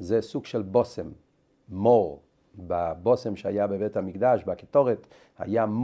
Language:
Hebrew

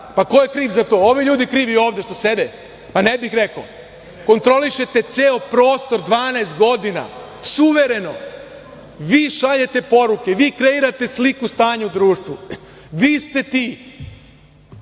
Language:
Serbian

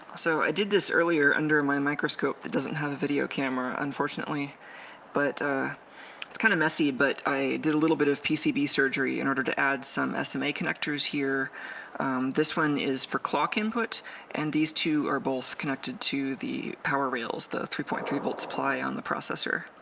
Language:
English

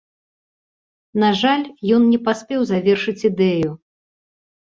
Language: Belarusian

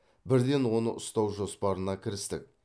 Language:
Kazakh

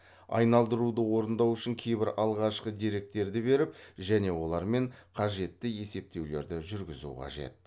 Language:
Kazakh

